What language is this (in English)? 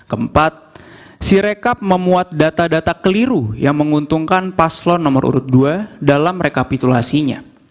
Indonesian